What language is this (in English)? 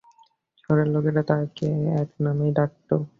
Bangla